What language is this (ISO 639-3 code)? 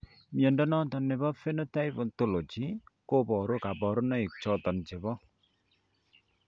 kln